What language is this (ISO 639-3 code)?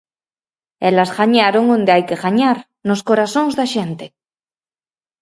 glg